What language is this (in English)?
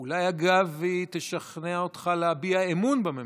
Hebrew